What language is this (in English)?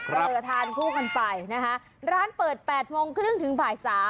Thai